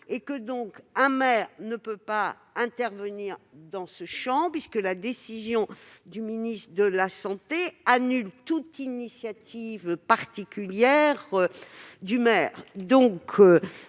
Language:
French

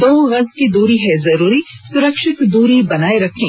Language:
Hindi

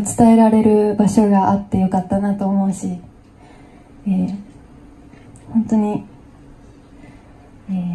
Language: Japanese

